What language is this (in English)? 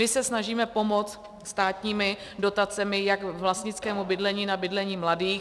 Czech